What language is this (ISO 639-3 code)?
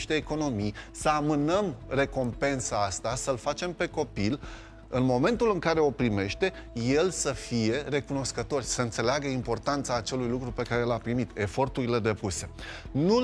ron